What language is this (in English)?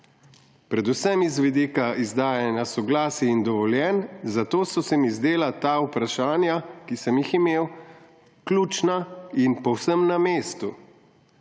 Slovenian